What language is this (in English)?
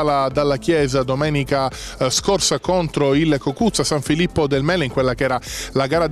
Italian